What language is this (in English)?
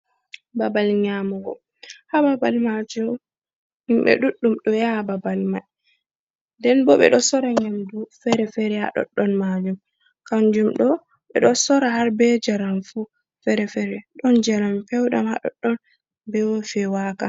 Fula